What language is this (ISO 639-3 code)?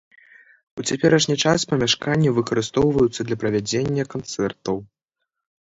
bel